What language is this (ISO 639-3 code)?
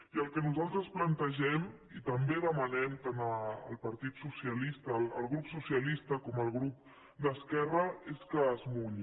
cat